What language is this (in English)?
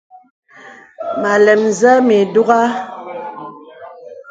Bebele